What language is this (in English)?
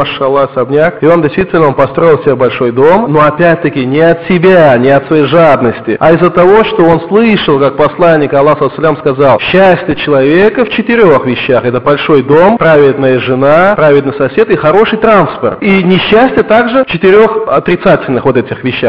Russian